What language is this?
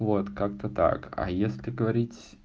Russian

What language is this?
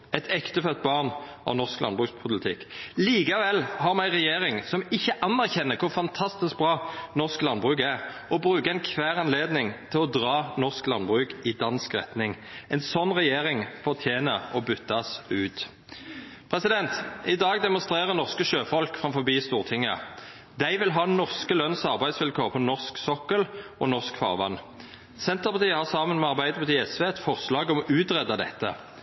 Norwegian Nynorsk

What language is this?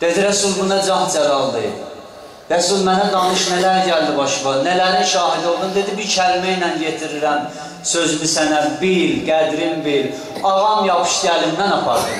Turkish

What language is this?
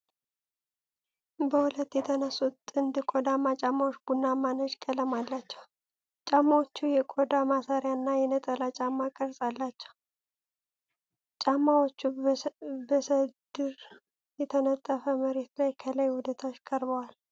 Amharic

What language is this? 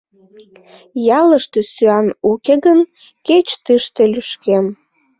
Mari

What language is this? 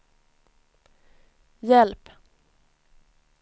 Swedish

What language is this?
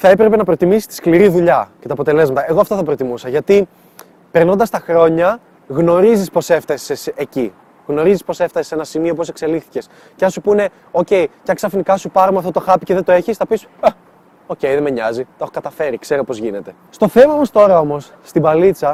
Greek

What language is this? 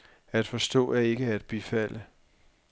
Danish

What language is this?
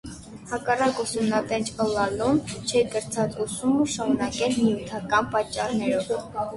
Armenian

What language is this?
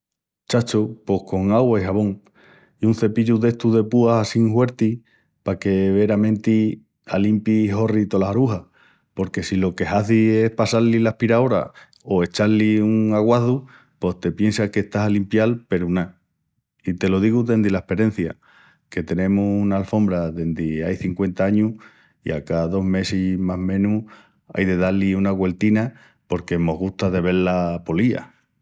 Extremaduran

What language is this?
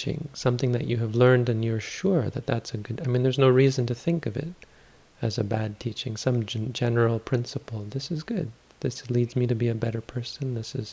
English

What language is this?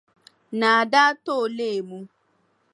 Dagbani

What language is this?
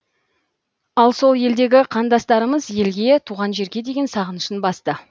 Kazakh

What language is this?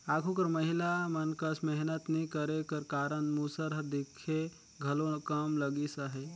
Chhattisgarhi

